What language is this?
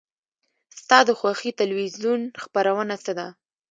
Pashto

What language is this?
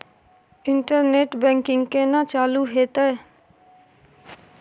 Maithili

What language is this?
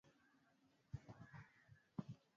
Swahili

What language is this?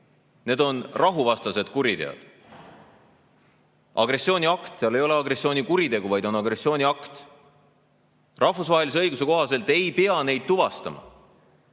Estonian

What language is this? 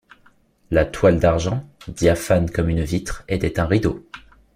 French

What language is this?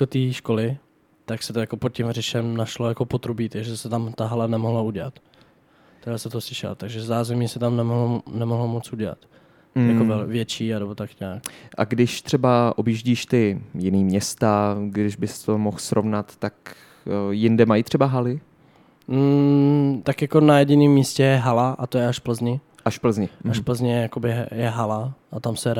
Czech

